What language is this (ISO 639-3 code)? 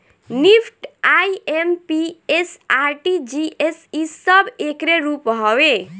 bho